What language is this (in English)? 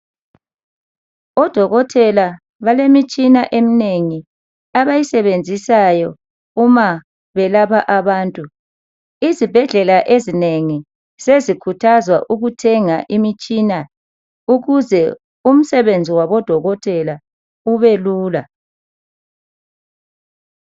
North Ndebele